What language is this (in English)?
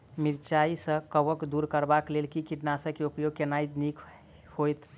Maithili